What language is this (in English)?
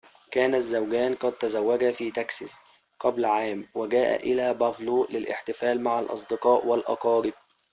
Arabic